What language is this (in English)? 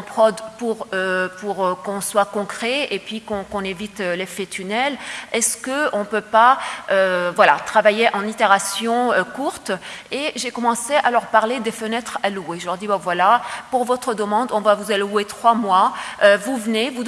French